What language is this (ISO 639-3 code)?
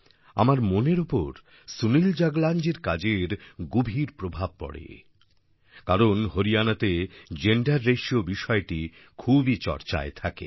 ben